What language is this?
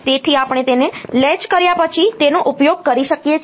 Gujarati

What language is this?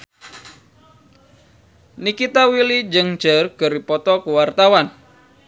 Sundanese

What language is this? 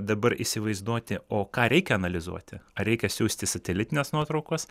Lithuanian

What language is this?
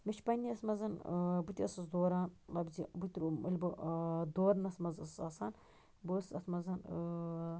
Kashmiri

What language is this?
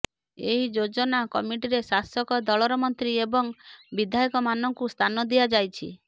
Odia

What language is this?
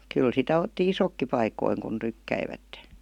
Finnish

